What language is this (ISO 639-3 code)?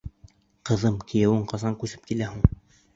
bak